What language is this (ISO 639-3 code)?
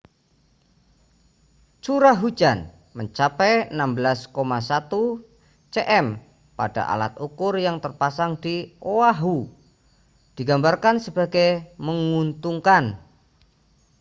ind